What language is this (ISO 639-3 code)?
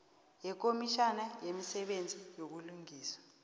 nbl